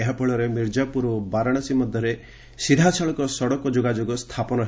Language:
Odia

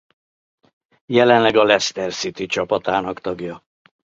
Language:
Hungarian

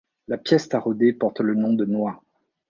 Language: French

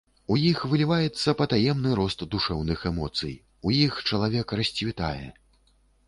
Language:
Belarusian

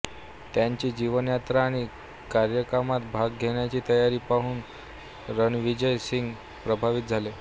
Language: Marathi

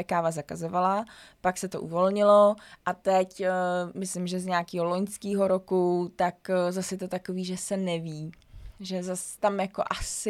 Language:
Czech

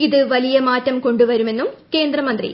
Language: Malayalam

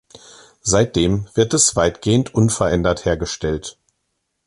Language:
German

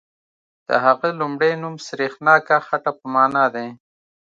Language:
Pashto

